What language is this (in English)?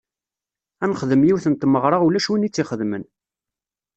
Kabyle